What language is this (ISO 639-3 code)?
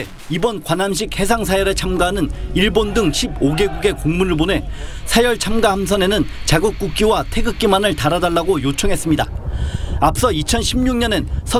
kor